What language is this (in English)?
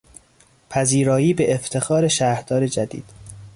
Persian